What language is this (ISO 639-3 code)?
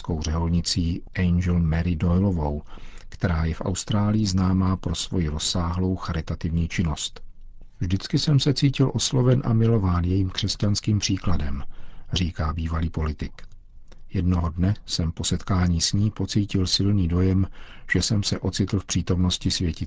ces